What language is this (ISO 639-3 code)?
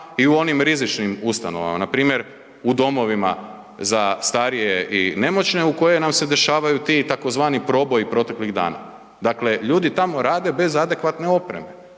hrv